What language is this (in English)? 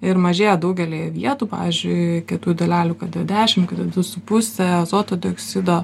Lithuanian